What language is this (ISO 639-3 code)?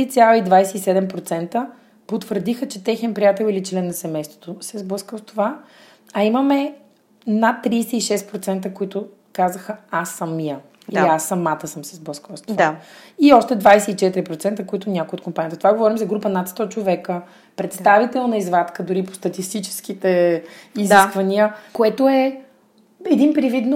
bul